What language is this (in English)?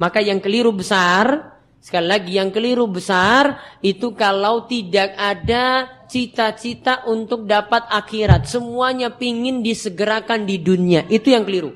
Indonesian